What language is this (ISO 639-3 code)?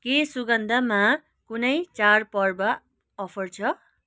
nep